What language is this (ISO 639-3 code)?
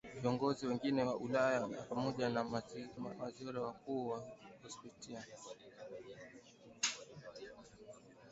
swa